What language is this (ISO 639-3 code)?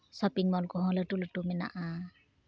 sat